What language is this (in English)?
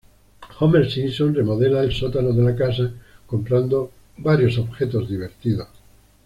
Spanish